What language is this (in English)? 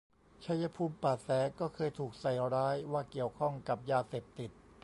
Thai